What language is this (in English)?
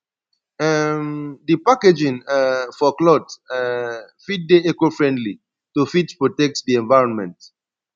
Nigerian Pidgin